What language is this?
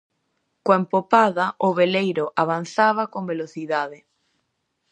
Galician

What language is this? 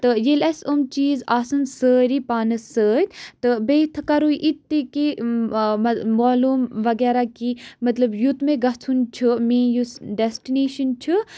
Kashmiri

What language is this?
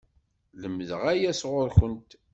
Kabyle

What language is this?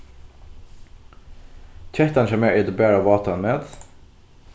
Faroese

